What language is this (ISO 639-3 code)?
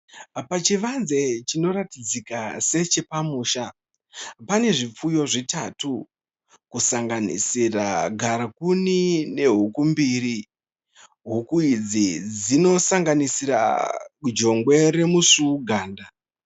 sna